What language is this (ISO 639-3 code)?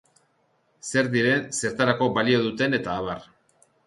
eus